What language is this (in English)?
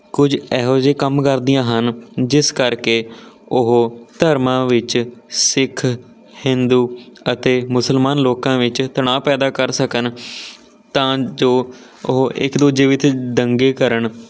Punjabi